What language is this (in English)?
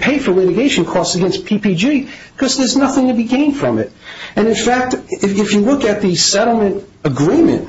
English